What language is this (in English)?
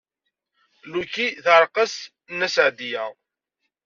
Kabyle